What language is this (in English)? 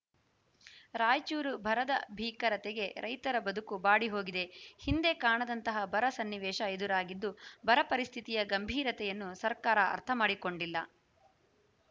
Kannada